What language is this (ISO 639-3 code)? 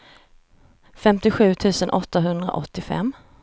swe